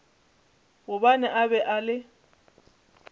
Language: Northern Sotho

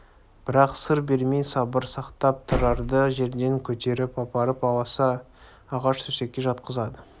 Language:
Kazakh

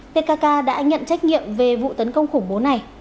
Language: Vietnamese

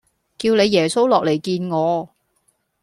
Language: Cantonese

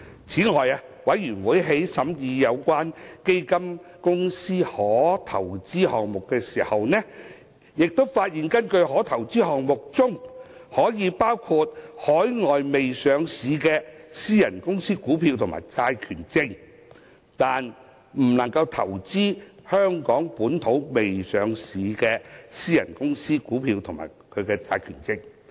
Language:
Cantonese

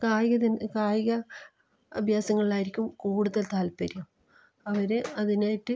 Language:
Malayalam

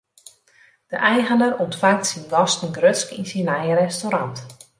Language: Western Frisian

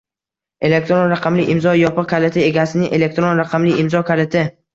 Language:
Uzbek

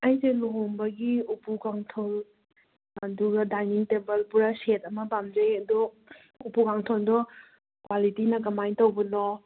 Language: Manipuri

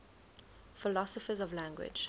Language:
English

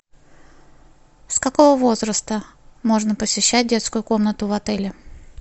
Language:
Russian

